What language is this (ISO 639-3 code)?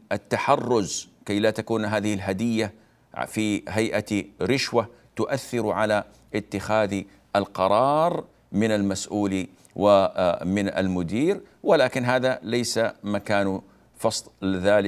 ara